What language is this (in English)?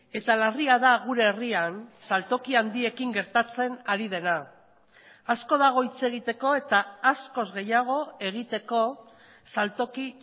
Basque